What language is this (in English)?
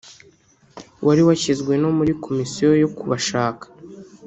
Kinyarwanda